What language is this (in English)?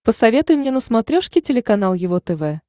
Russian